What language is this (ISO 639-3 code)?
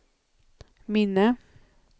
swe